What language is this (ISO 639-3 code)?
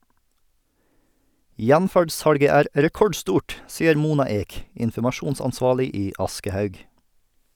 nor